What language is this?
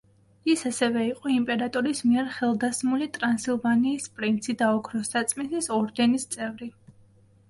Georgian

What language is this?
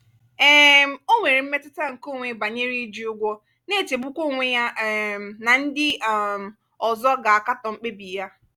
Igbo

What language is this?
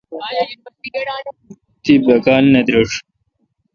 Kalkoti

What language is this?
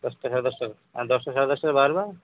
Odia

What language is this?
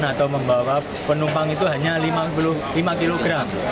Indonesian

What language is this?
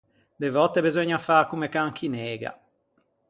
Ligurian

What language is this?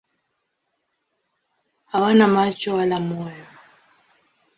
Swahili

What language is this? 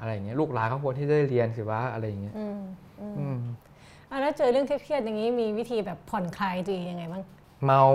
Thai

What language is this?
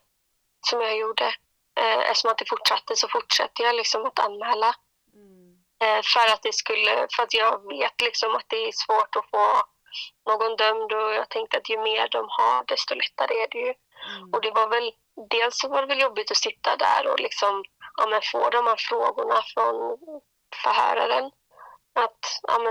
Swedish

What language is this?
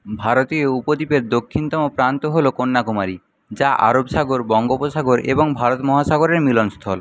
Bangla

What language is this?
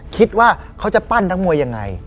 Thai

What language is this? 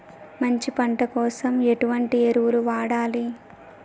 Telugu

